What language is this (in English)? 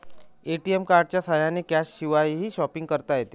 Marathi